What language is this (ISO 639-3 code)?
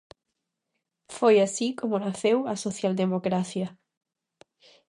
glg